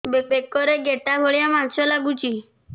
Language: Odia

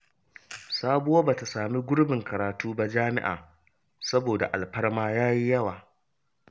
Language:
Hausa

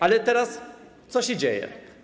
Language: Polish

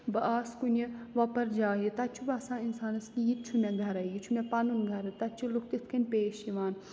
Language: Kashmiri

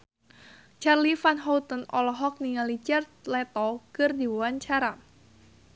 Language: Sundanese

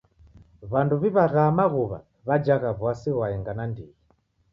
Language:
Taita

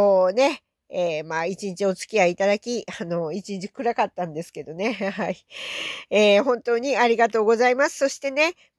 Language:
Japanese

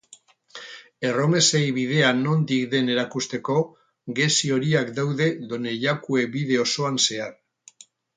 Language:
Basque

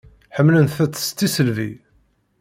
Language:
Kabyle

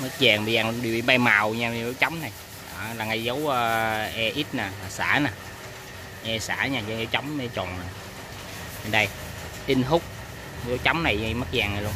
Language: Vietnamese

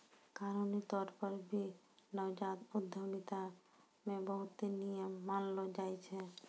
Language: Maithili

